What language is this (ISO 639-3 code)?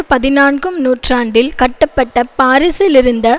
tam